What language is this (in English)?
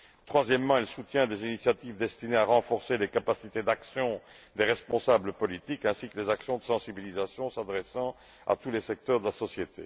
French